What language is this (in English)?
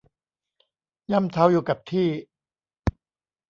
Thai